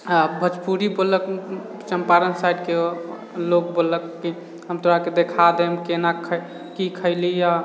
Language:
Maithili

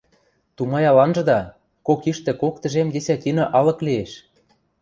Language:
Western Mari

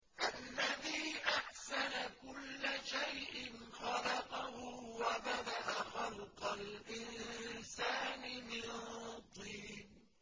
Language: Arabic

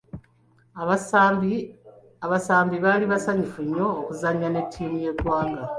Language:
Ganda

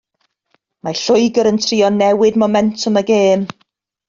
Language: Welsh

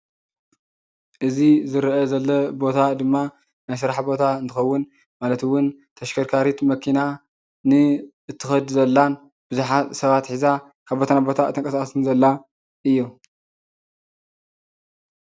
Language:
Tigrinya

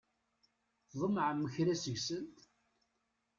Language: Kabyle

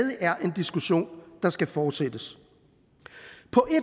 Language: Danish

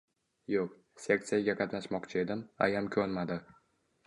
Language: Uzbek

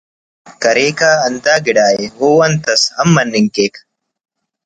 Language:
Brahui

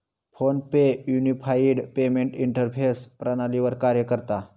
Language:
Marathi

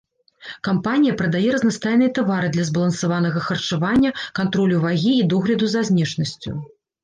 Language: Belarusian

